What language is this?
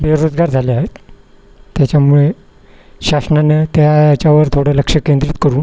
Marathi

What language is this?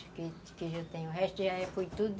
Portuguese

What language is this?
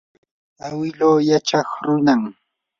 Yanahuanca Pasco Quechua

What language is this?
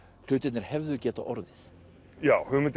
Icelandic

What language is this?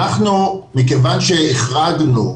Hebrew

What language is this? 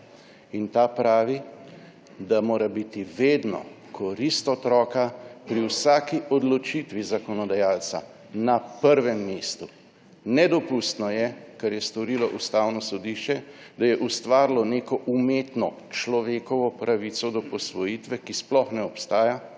Slovenian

